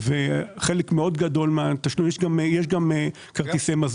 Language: Hebrew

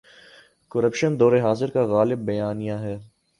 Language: Urdu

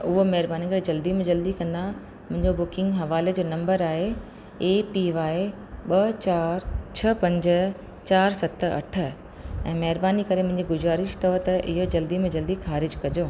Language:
Sindhi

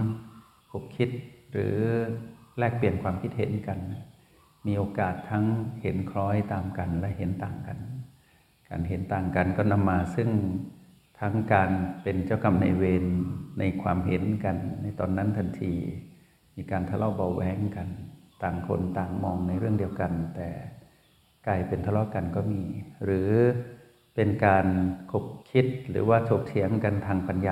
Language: Thai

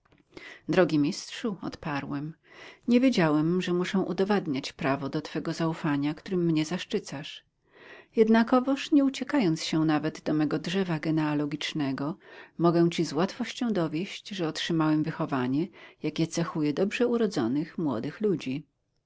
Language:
Polish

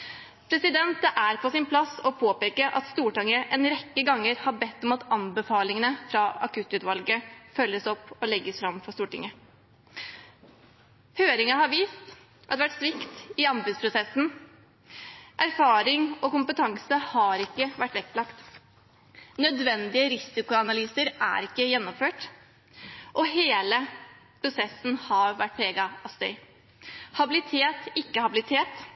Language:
Norwegian Bokmål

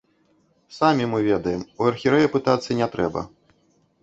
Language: Belarusian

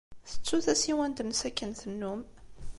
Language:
Kabyle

